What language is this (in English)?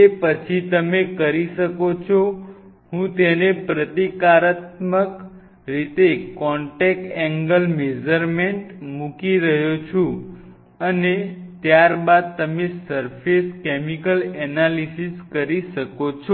Gujarati